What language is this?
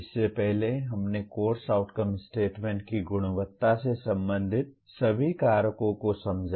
Hindi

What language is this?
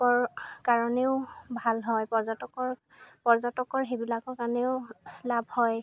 Assamese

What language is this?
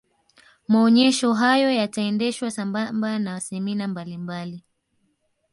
Swahili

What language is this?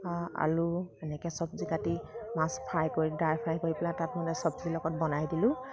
Assamese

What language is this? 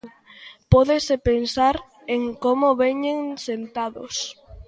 Galician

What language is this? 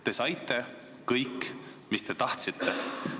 Estonian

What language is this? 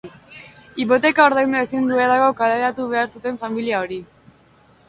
Basque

